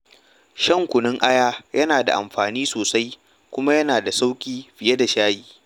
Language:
Hausa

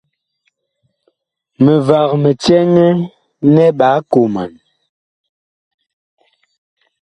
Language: Bakoko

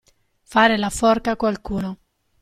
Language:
Italian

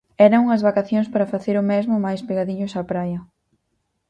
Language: Galician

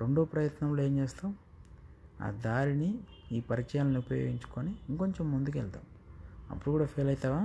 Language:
Telugu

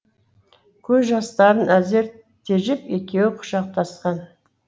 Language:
Kazakh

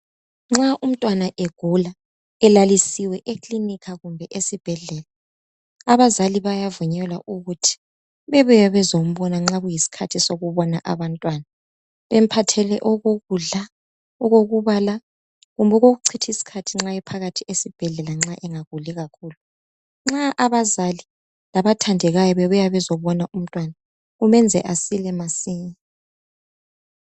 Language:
North Ndebele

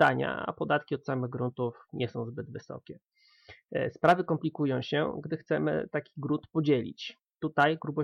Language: Polish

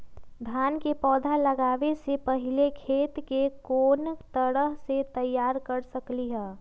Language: Magahi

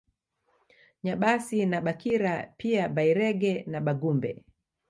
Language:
Swahili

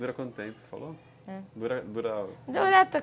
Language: Portuguese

